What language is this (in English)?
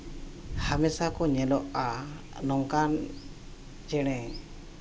Santali